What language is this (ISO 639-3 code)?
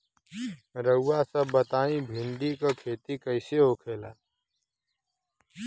bho